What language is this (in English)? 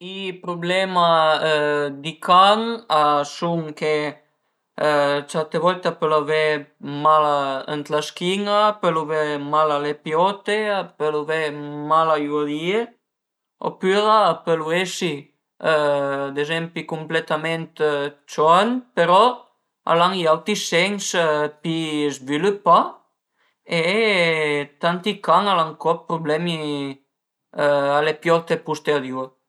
Piedmontese